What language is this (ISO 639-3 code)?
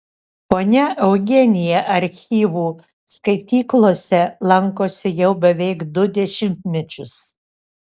lit